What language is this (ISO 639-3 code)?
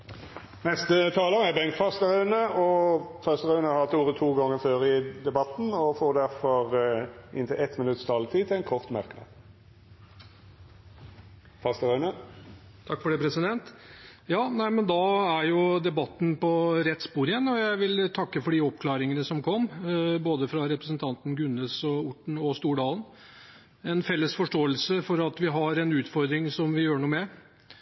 nor